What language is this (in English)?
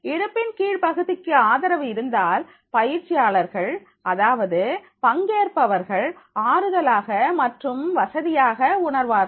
Tamil